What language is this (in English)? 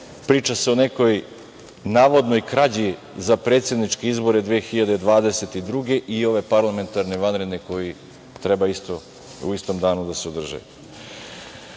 Serbian